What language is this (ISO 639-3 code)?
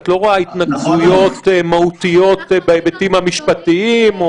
heb